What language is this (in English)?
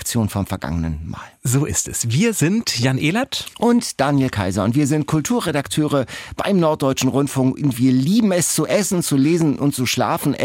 German